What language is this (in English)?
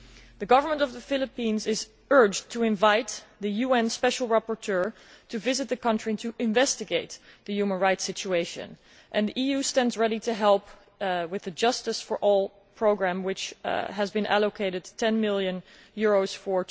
English